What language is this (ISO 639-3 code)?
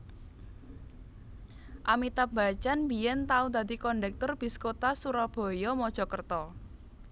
jav